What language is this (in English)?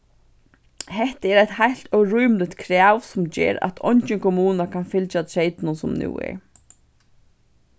Faroese